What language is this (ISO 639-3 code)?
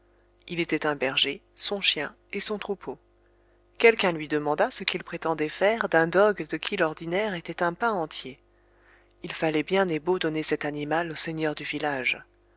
fra